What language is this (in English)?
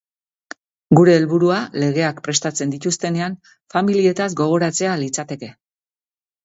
Basque